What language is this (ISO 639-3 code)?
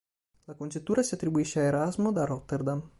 ita